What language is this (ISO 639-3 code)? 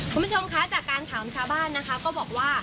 tha